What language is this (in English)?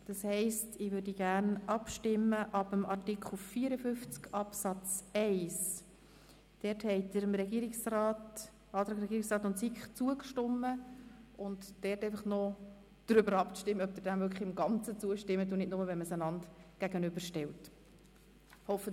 Swiss German